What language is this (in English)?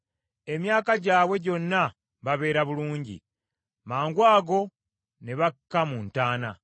Ganda